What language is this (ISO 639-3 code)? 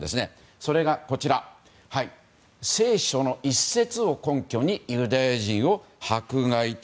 jpn